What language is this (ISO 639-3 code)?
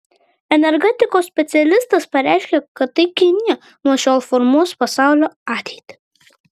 lit